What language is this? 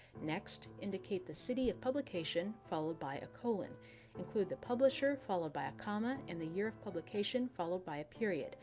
English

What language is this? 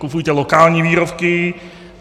Czech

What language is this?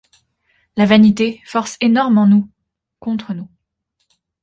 French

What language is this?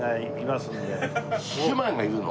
Japanese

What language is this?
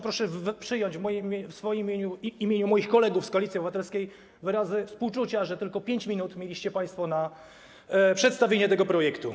Polish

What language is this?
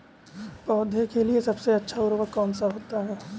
Hindi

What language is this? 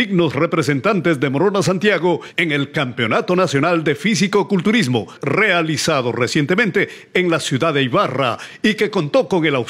Spanish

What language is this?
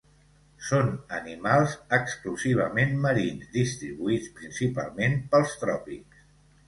Catalan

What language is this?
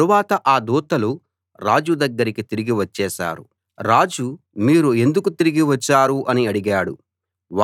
Telugu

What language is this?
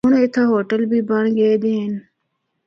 Northern Hindko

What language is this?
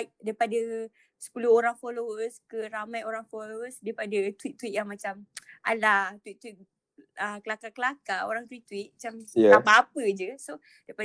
Malay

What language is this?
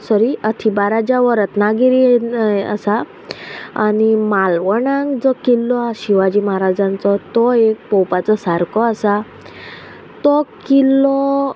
Konkani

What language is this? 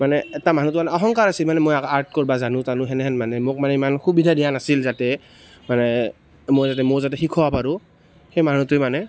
Assamese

